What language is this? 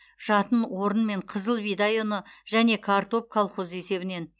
Kazakh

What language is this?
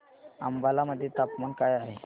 Marathi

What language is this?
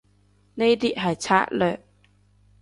Cantonese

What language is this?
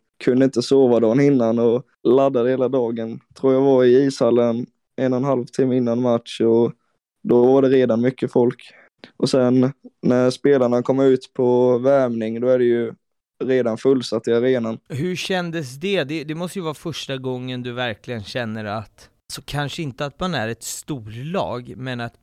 Swedish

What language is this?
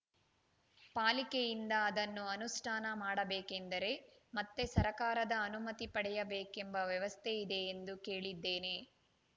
Kannada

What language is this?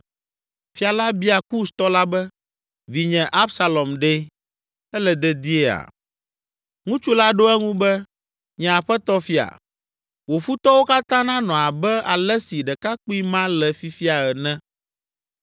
Ewe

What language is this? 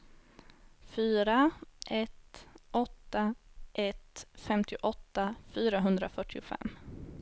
Swedish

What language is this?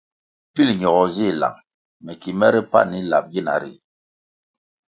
Kwasio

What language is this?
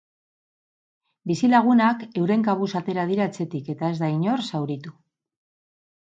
Basque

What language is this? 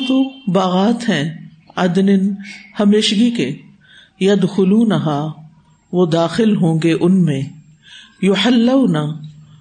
Urdu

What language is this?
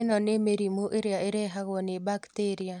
Kikuyu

